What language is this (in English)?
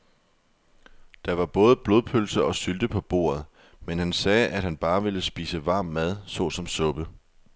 Danish